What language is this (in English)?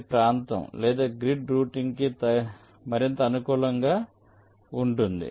Telugu